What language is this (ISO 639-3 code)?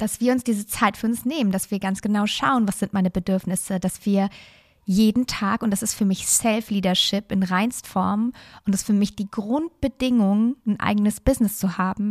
deu